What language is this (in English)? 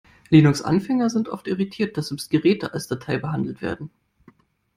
German